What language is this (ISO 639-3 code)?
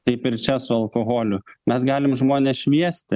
lit